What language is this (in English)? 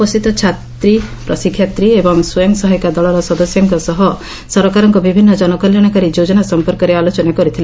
Odia